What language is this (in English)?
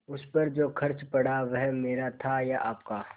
Hindi